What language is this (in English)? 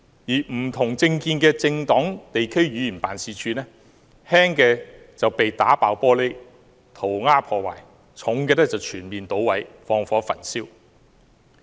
Cantonese